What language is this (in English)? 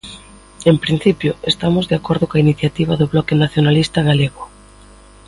Galician